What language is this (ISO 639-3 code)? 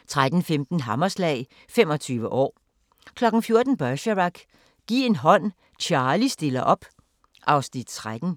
dan